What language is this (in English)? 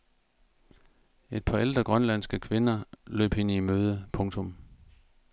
Danish